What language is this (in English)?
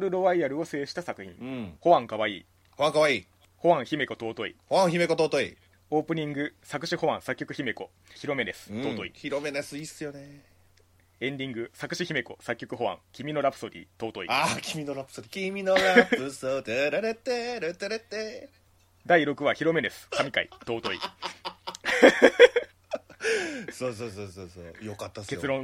Japanese